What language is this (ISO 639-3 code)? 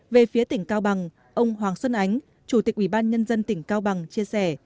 vie